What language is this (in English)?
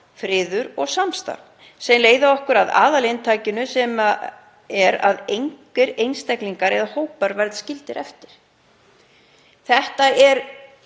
Icelandic